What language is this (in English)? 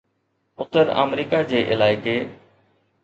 Sindhi